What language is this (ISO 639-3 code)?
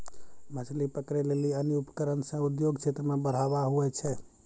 mai